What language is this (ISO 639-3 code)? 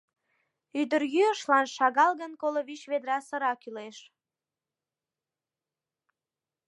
chm